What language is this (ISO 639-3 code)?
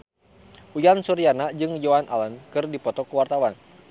sun